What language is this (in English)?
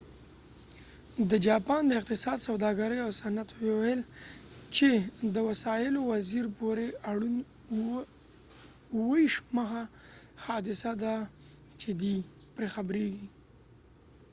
Pashto